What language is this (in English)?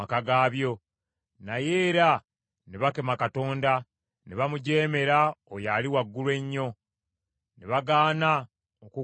Ganda